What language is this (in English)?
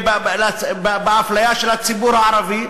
Hebrew